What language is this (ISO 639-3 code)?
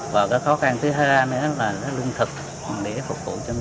vie